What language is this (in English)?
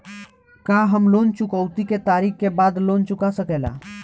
Bhojpuri